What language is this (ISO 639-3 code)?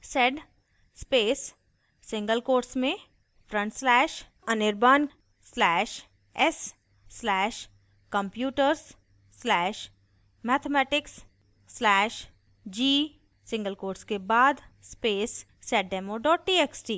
hin